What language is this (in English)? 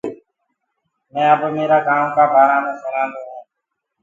Gurgula